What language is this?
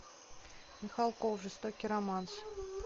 Russian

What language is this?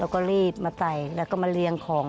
Thai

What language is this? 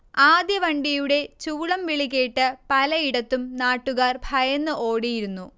Malayalam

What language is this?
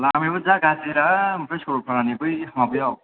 Bodo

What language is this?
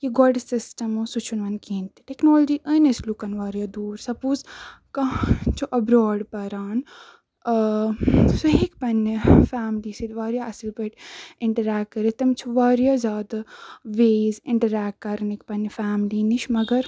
Kashmiri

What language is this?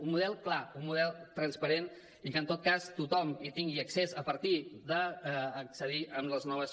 Catalan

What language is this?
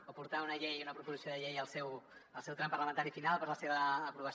Catalan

